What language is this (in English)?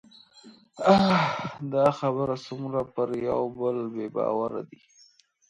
Pashto